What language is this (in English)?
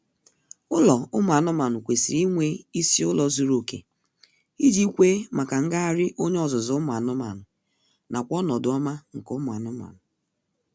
Igbo